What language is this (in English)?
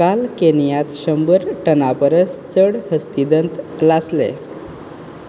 Konkani